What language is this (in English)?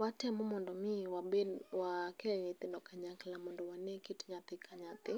Luo (Kenya and Tanzania)